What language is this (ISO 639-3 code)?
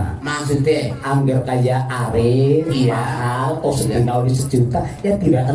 ind